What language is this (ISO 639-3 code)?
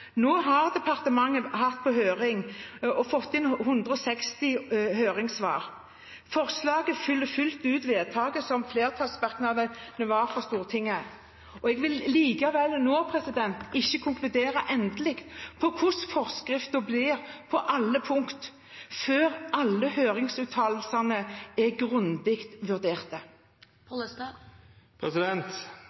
nob